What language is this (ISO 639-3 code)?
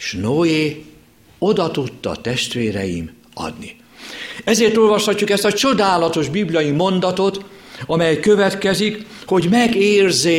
hun